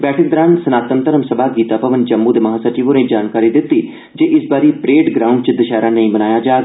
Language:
Dogri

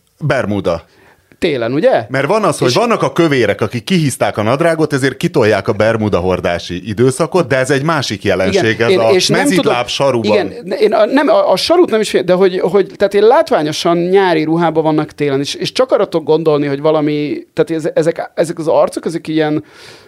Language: Hungarian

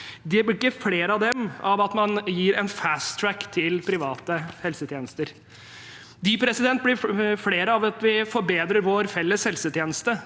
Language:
Norwegian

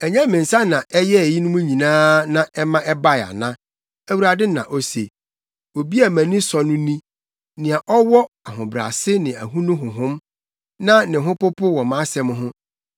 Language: Akan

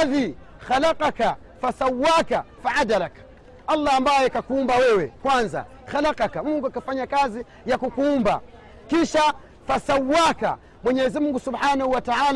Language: Swahili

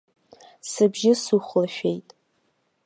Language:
Abkhazian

